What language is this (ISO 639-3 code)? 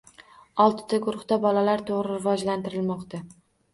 uzb